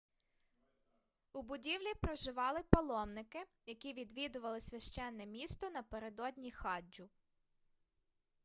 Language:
Ukrainian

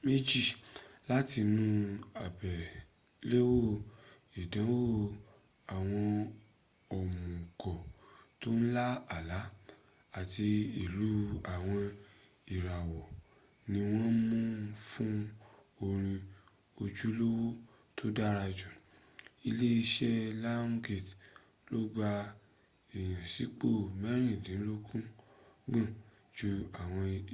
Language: Yoruba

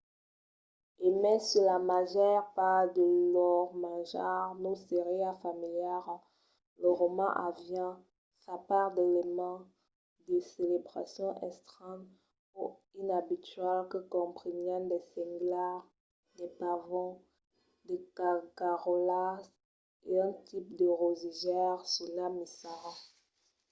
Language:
Occitan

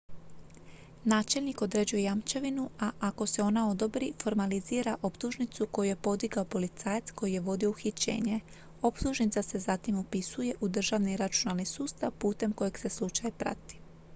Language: Croatian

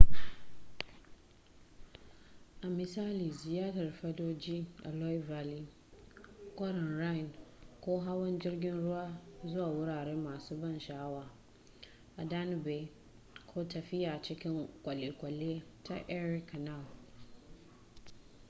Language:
Hausa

